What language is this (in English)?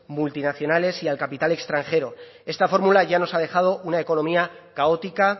Spanish